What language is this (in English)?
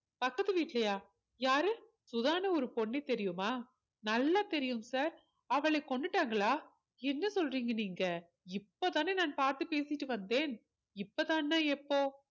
Tamil